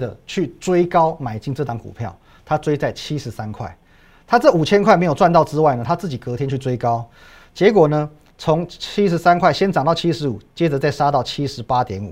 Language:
Chinese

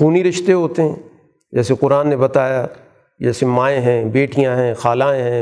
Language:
Urdu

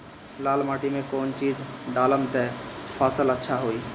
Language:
Bhojpuri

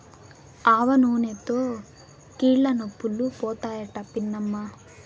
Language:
Telugu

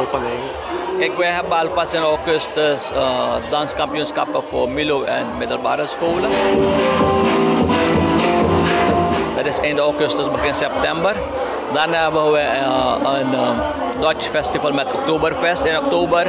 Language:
Dutch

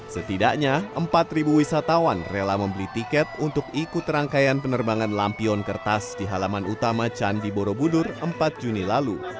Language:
Indonesian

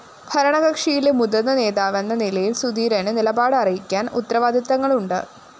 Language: Malayalam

